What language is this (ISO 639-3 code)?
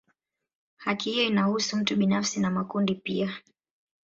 swa